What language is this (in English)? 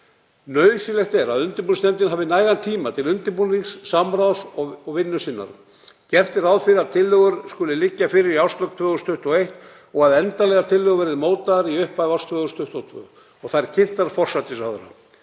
Icelandic